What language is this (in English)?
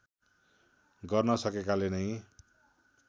Nepali